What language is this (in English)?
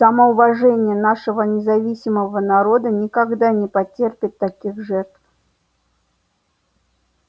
Russian